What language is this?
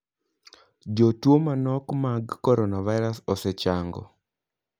Luo (Kenya and Tanzania)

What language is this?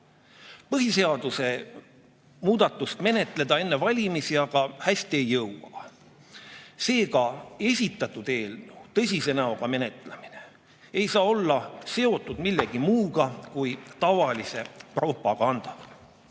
Estonian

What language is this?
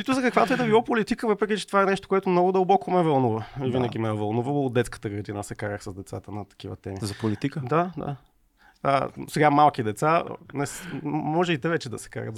Bulgarian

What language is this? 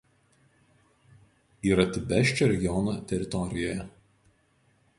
Lithuanian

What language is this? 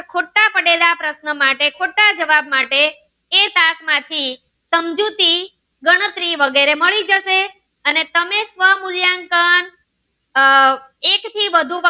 Gujarati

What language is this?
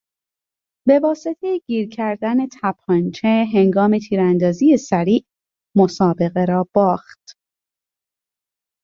Persian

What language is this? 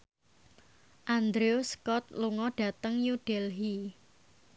Javanese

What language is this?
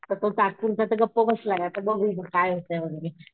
Marathi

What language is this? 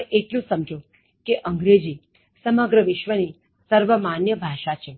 Gujarati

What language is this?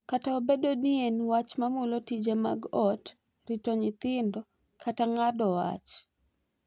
Luo (Kenya and Tanzania)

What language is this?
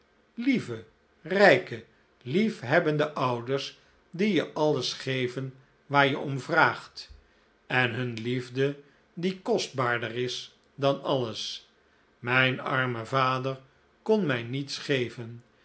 Dutch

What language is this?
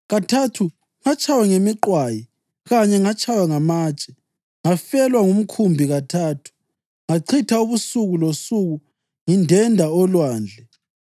North Ndebele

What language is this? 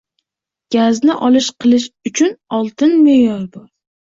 Uzbek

